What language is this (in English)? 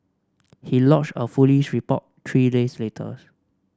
English